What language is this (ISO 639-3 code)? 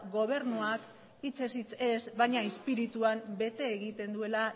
eus